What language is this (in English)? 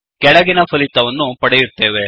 Kannada